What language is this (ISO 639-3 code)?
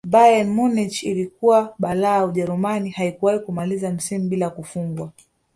swa